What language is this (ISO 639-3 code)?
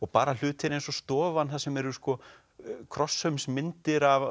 isl